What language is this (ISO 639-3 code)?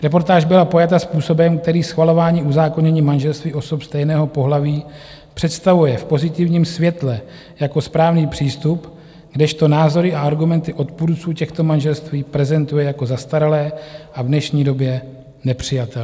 ces